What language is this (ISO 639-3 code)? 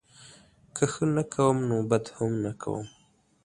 pus